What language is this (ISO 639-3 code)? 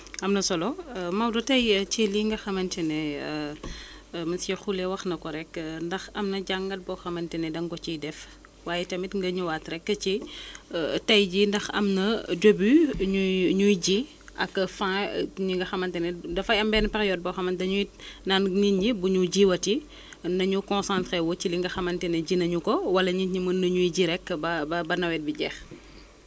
wol